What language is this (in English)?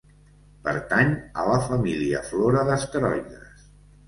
Catalan